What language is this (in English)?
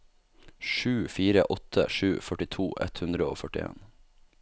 Norwegian